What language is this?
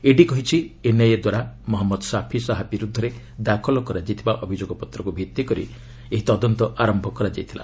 Odia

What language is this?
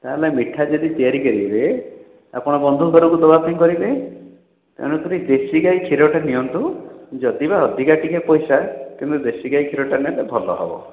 Odia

